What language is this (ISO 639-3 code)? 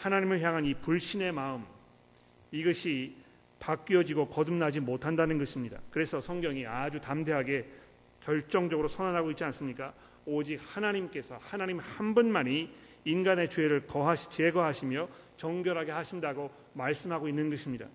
kor